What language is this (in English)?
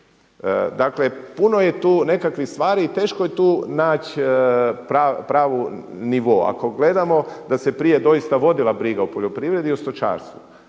Croatian